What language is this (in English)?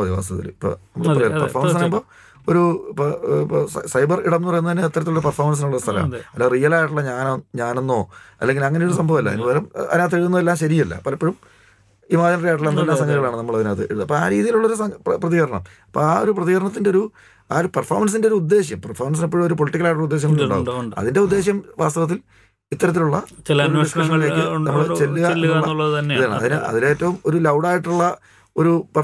Malayalam